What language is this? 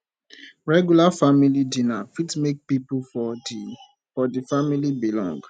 Nigerian Pidgin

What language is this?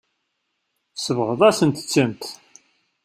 Kabyle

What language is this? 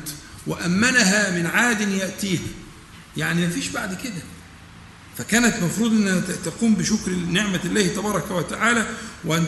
Arabic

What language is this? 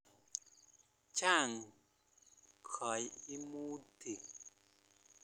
Kalenjin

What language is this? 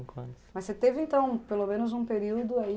Portuguese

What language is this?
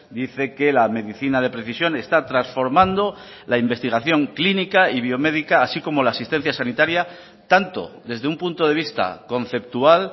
Spanish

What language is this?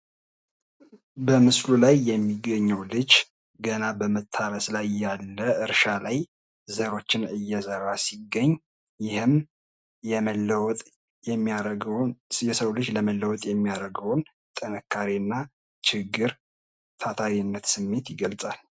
Amharic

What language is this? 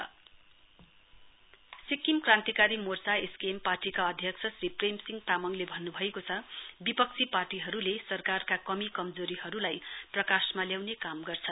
Nepali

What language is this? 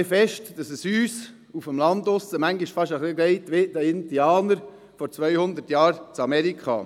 Swiss German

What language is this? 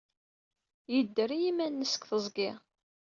Kabyle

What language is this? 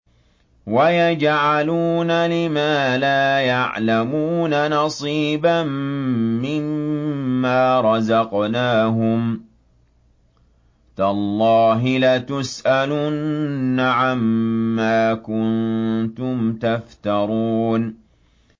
Arabic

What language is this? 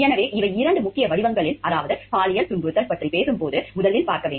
Tamil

